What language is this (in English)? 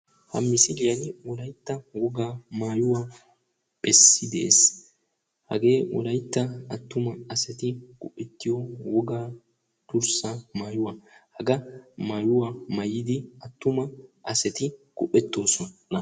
Wolaytta